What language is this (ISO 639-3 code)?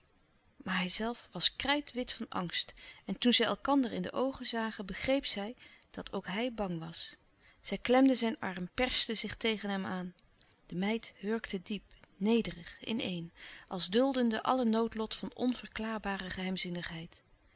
nld